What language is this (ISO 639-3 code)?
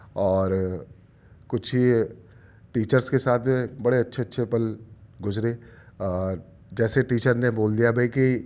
urd